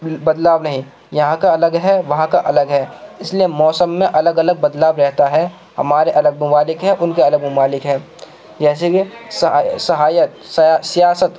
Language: Urdu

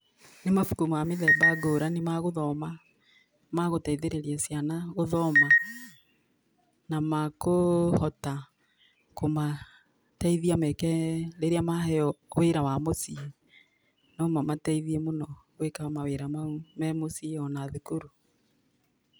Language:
Kikuyu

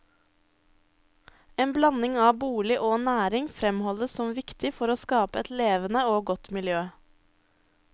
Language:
Norwegian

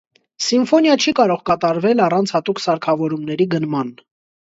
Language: Armenian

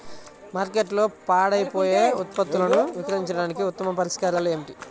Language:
Telugu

